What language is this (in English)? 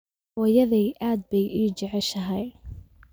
Somali